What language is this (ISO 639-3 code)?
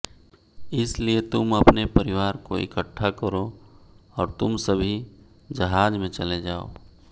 hin